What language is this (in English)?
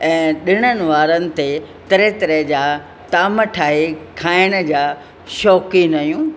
Sindhi